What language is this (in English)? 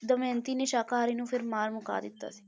Punjabi